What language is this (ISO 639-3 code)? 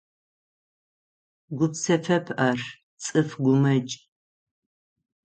ady